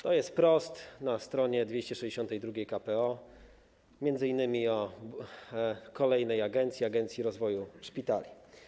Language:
Polish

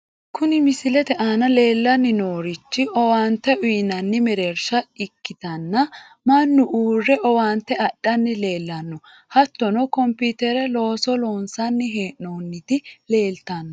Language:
Sidamo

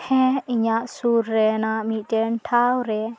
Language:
Santali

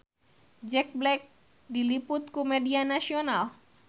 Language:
Sundanese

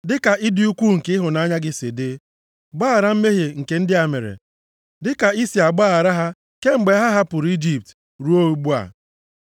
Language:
Igbo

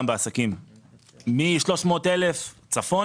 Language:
Hebrew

